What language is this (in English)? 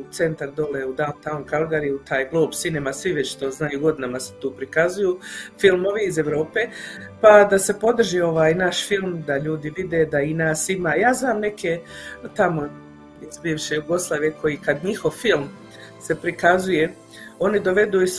Croatian